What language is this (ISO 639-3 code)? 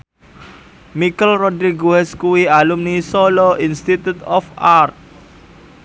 jav